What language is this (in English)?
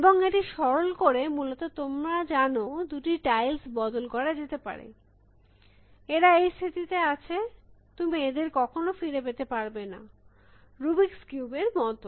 Bangla